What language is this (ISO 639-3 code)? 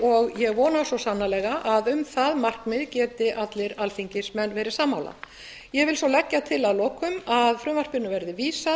isl